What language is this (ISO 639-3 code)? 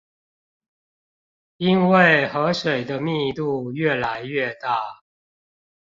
zho